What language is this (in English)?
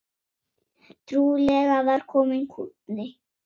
Icelandic